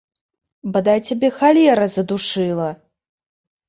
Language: Belarusian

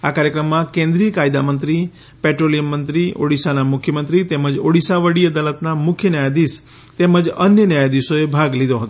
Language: Gujarati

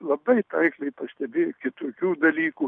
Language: Lithuanian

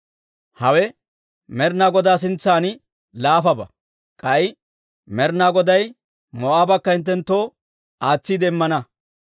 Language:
Dawro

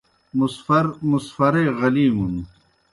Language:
Kohistani Shina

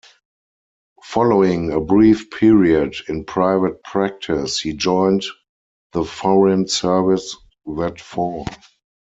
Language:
English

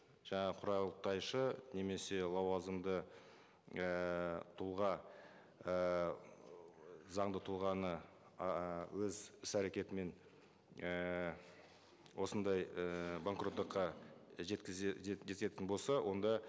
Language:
Kazakh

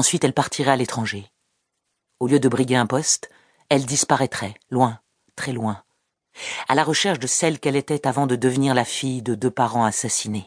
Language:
French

